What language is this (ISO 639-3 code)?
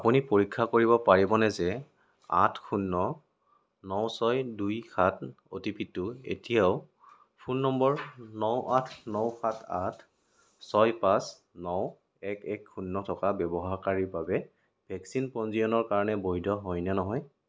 asm